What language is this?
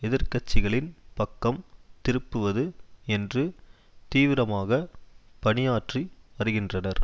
Tamil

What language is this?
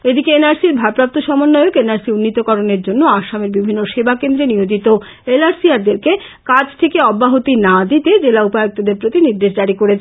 Bangla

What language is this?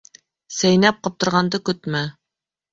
Bashkir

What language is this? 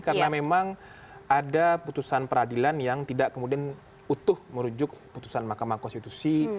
Indonesian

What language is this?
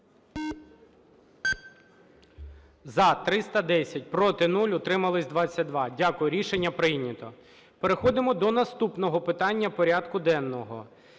Ukrainian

